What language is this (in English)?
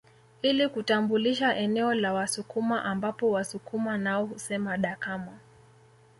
Swahili